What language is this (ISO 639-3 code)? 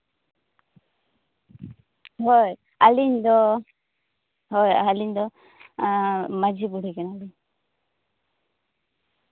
sat